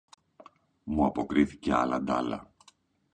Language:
Greek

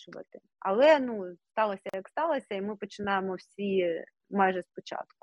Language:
Ukrainian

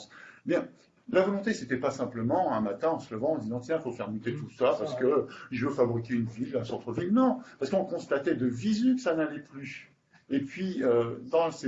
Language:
French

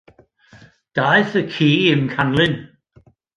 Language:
Welsh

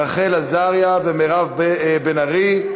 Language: Hebrew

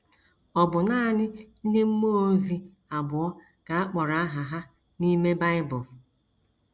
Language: Igbo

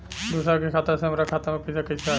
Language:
Bhojpuri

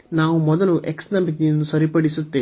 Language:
Kannada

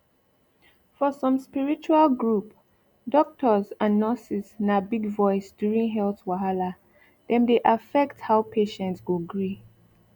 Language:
Nigerian Pidgin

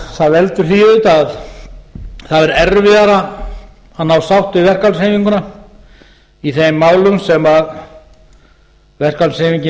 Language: Icelandic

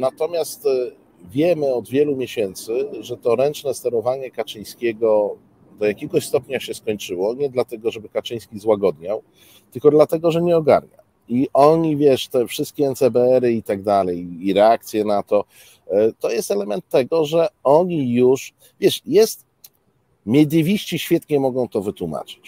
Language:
Polish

